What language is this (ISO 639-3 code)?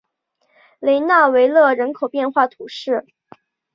zho